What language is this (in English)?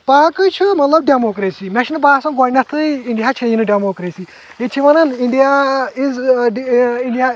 Kashmiri